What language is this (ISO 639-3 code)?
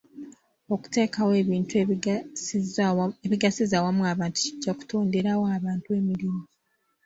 lug